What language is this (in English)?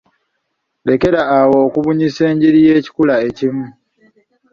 Ganda